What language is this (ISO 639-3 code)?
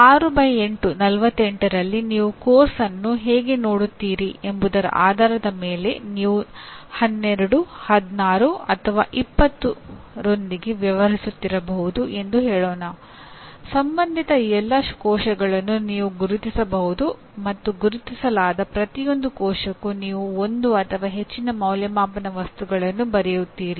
kan